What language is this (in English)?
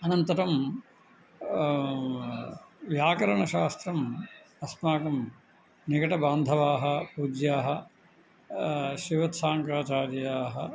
Sanskrit